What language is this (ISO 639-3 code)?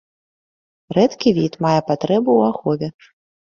bel